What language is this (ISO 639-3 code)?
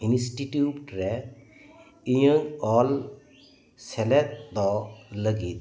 sat